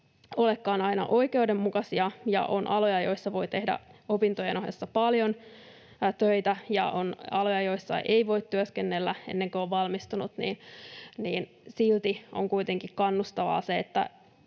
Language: Finnish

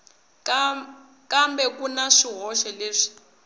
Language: Tsonga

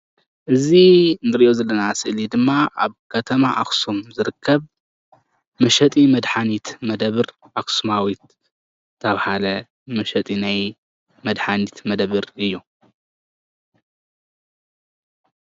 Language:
Tigrinya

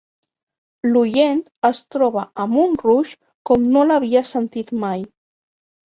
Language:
Catalan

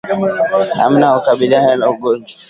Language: Swahili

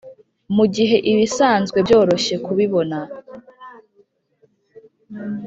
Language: Kinyarwanda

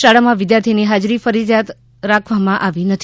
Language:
Gujarati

